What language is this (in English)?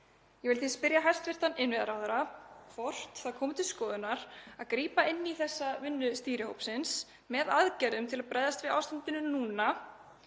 Icelandic